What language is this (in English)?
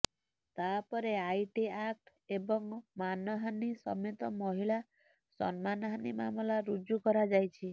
Odia